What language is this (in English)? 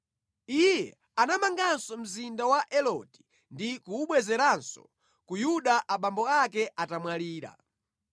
Nyanja